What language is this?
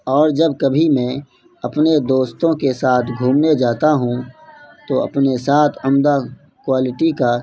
Urdu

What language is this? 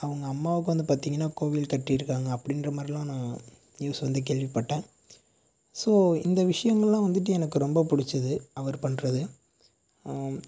Tamil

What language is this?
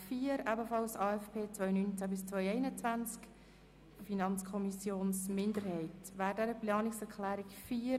Swiss German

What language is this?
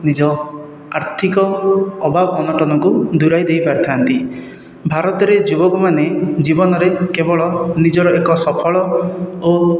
Odia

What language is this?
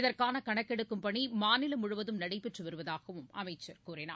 Tamil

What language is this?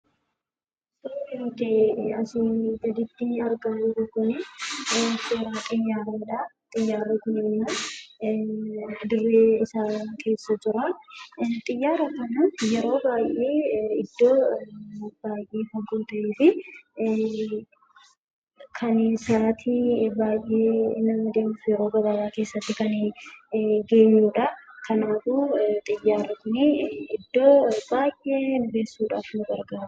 Oromo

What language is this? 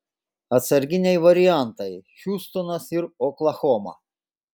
Lithuanian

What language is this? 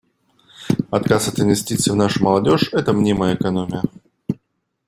Russian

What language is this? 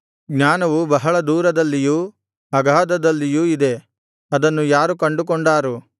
Kannada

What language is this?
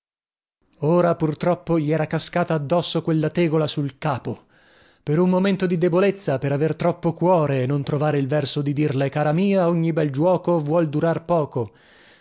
Italian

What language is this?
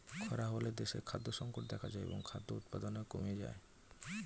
Bangla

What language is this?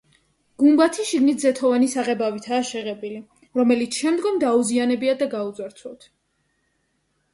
Georgian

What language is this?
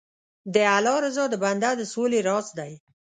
Pashto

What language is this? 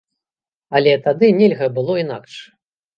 Belarusian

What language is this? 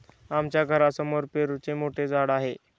Marathi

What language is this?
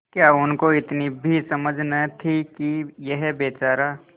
Hindi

